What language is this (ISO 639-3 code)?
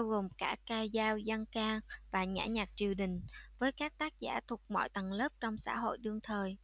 vie